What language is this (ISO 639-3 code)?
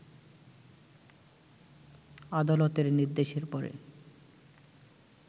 ben